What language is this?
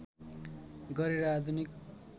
Nepali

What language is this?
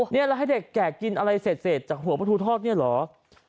Thai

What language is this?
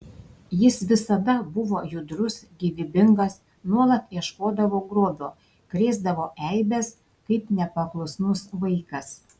Lithuanian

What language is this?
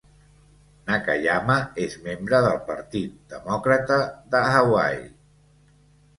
Catalan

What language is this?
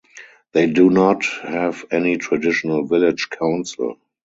English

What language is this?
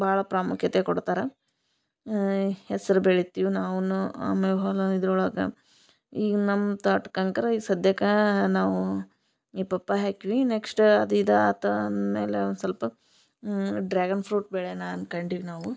Kannada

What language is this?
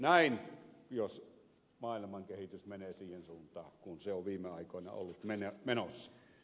Finnish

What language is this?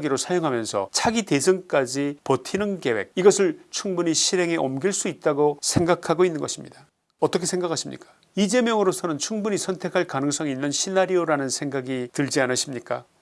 Korean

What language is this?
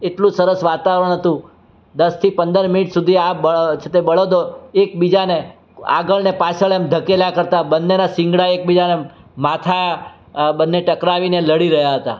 Gujarati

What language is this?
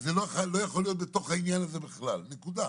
Hebrew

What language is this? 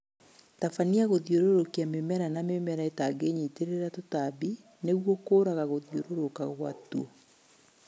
Kikuyu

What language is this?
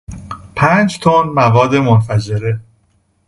Persian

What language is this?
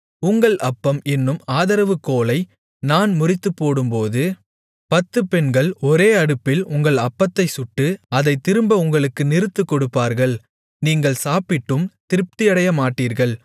Tamil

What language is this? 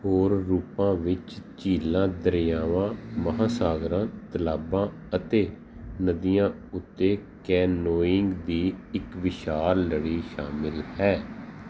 Punjabi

